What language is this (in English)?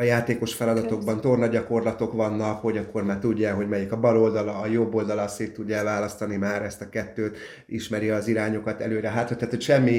Hungarian